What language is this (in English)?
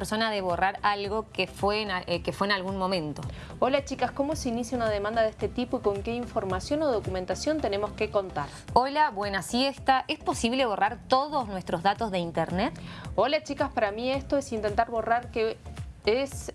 Spanish